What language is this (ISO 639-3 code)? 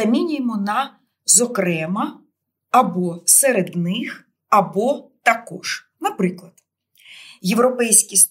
ukr